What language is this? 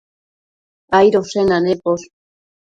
Matsés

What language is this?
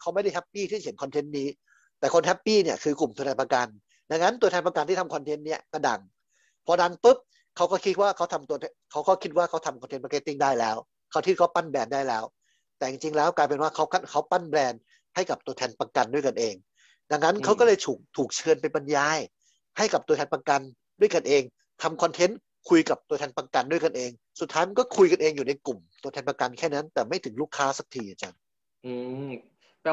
Thai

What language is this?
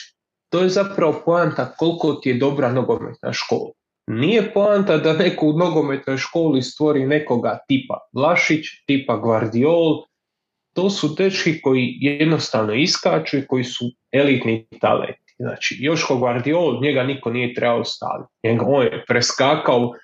Croatian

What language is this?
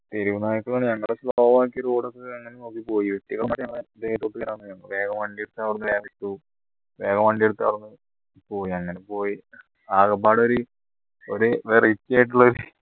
Malayalam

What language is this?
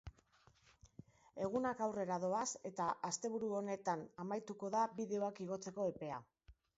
Basque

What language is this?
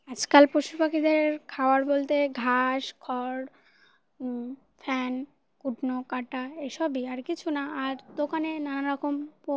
Bangla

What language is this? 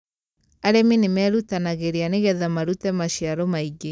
Kikuyu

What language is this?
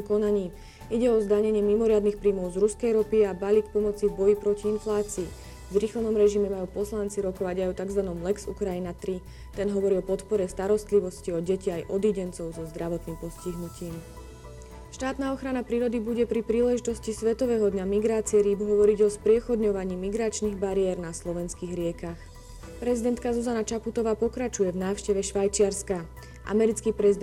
Slovak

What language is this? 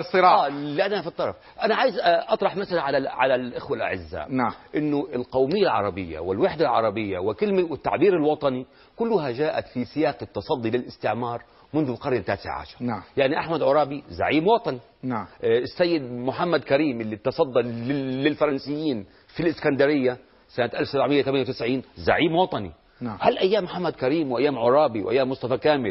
Arabic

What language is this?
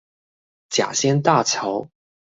Chinese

